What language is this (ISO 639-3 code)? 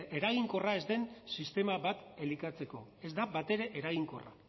eus